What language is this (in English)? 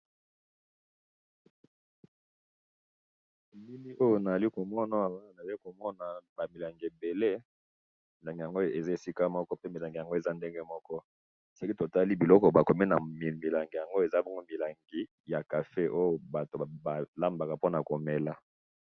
Lingala